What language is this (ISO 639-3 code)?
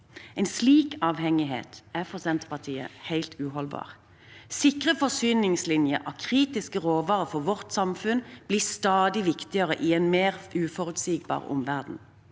nor